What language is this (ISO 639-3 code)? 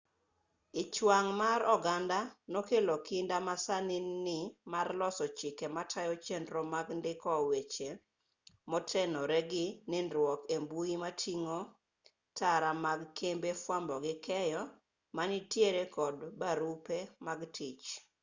luo